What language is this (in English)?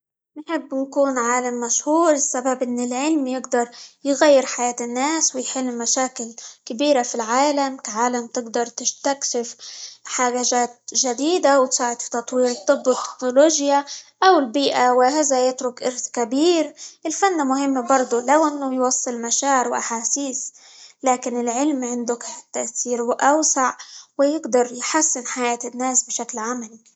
Libyan Arabic